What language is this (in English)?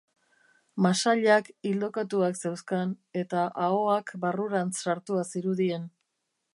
Basque